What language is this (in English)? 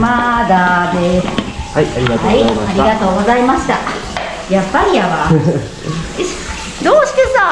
Japanese